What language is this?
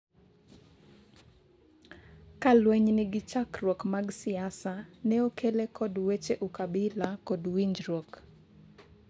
Luo (Kenya and Tanzania)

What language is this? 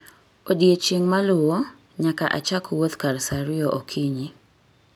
Luo (Kenya and Tanzania)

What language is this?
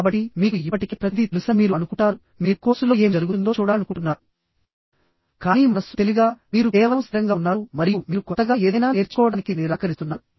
Telugu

